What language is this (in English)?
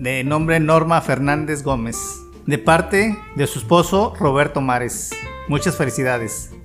Spanish